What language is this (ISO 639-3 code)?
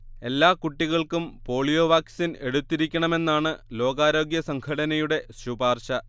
mal